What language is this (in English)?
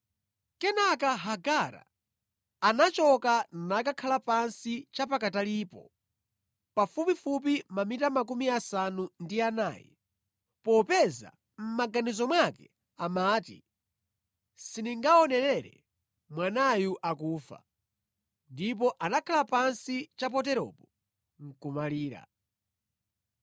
Nyanja